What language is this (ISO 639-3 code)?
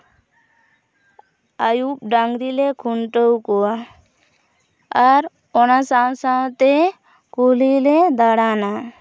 sat